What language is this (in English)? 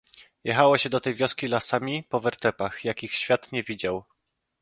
Polish